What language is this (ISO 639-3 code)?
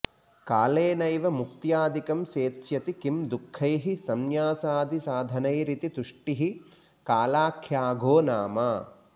san